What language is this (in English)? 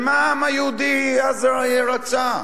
Hebrew